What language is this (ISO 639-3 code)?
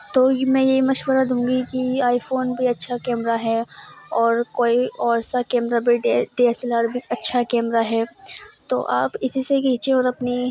urd